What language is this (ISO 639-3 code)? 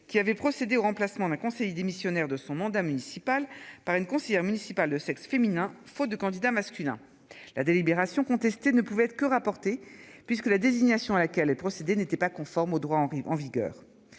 fra